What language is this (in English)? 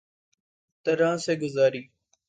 Urdu